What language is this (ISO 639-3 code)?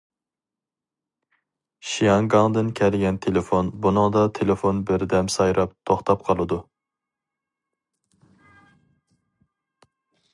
uig